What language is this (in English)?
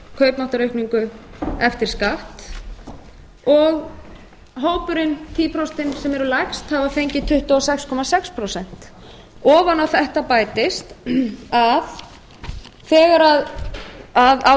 Icelandic